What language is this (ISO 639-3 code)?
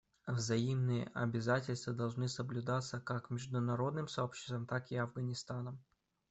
rus